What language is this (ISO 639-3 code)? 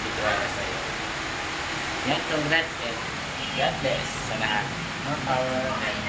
fil